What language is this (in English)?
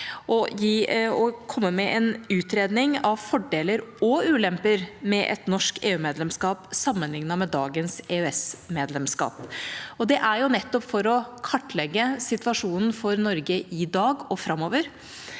Norwegian